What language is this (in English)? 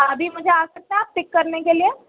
Urdu